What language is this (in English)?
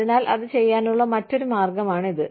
Malayalam